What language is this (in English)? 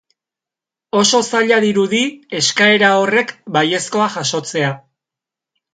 Basque